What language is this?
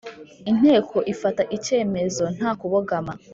Kinyarwanda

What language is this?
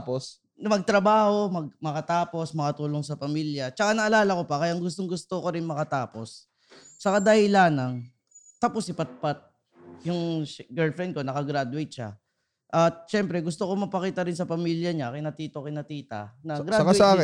Filipino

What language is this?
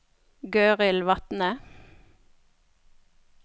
Norwegian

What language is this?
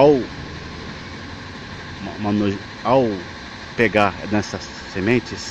Portuguese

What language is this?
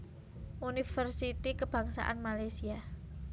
Javanese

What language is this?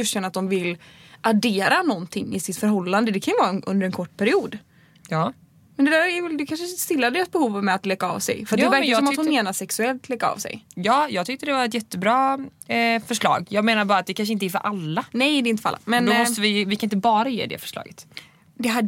Swedish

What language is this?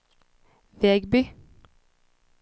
Swedish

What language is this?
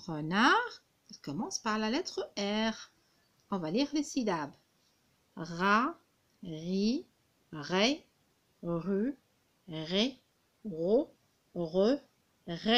French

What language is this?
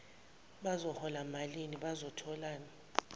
Zulu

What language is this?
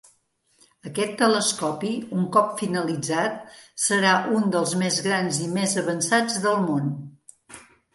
Catalan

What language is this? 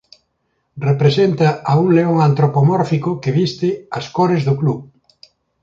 Galician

